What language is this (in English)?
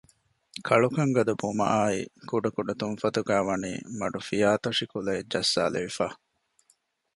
Divehi